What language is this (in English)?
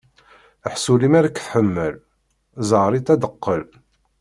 Kabyle